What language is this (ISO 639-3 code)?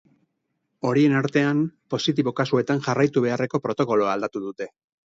eus